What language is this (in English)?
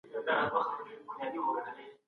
Pashto